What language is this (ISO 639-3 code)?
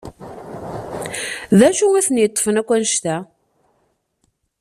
kab